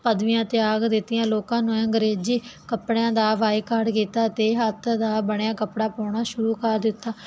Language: Punjabi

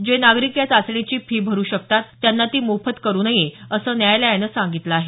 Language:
Marathi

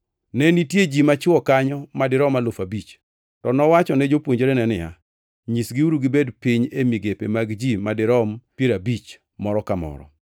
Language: Luo (Kenya and Tanzania)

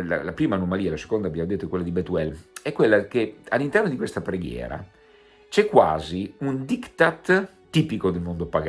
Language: Italian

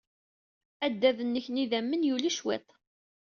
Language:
Kabyle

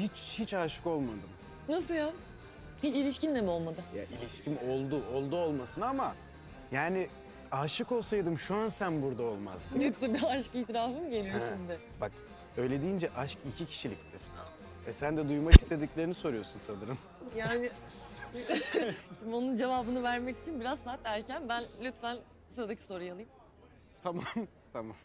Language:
Turkish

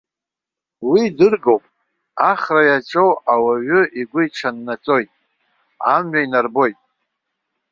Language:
Abkhazian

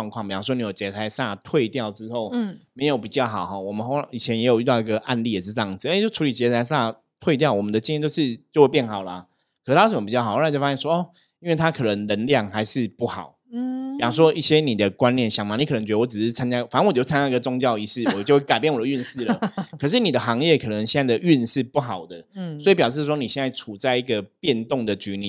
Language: Chinese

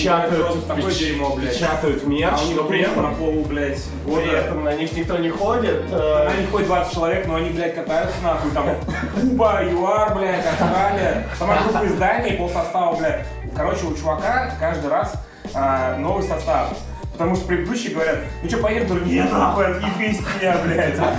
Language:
Russian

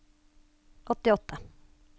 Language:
Norwegian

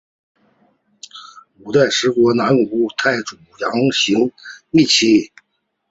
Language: Chinese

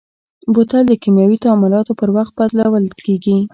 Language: Pashto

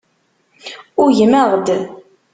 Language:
Kabyle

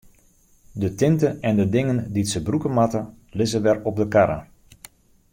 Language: Western Frisian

